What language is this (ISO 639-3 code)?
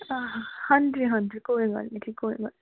pan